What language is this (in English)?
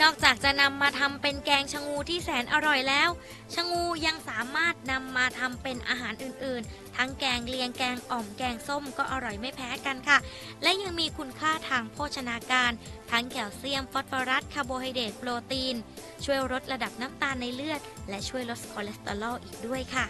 Thai